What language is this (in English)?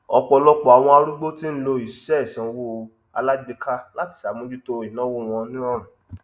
Yoruba